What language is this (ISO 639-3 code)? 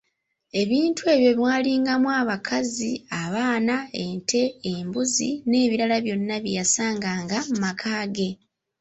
lug